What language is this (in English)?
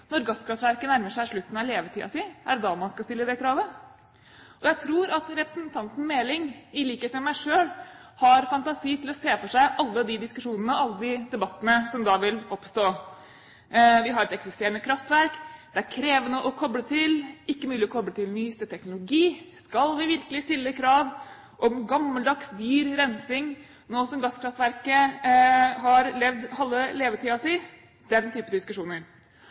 Norwegian Bokmål